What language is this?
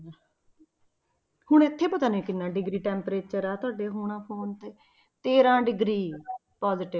Punjabi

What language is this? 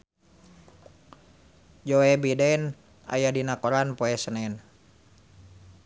Sundanese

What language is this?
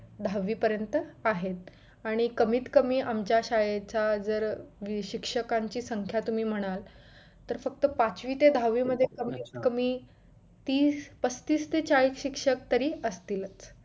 Marathi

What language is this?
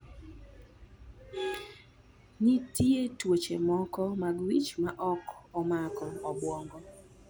Luo (Kenya and Tanzania)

